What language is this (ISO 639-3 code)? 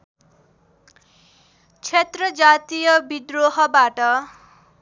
nep